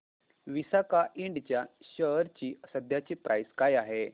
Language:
Marathi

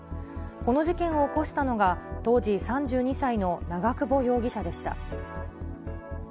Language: Japanese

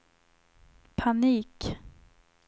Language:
Swedish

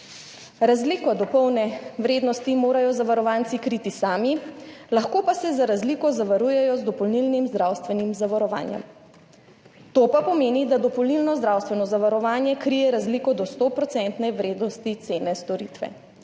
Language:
Slovenian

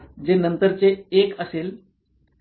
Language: Marathi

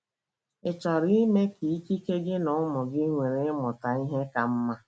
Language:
Igbo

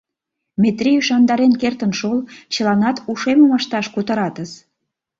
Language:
Mari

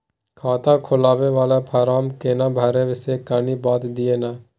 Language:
Maithili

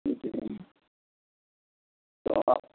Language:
Urdu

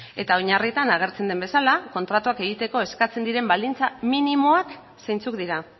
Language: Basque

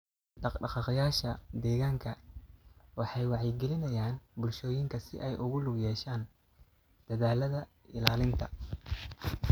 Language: Somali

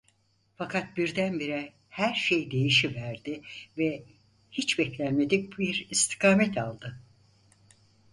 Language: Turkish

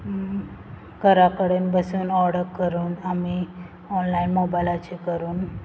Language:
Konkani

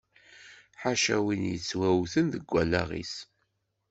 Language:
Kabyle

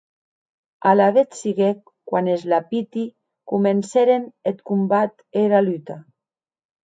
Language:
Occitan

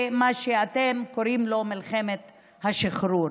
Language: Hebrew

